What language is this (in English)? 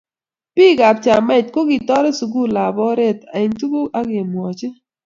Kalenjin